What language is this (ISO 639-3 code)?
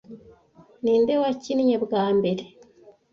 kin